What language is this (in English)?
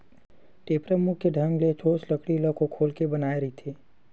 Chhattisgarhi